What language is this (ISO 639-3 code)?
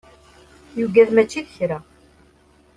kab